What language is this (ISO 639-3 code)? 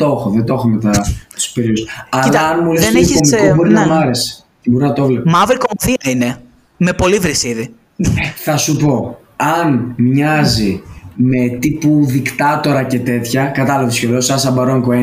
ell